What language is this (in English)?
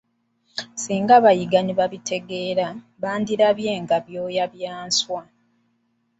Ganda